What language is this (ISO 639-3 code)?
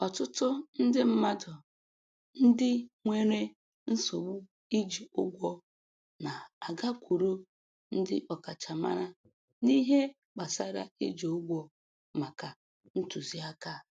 ibo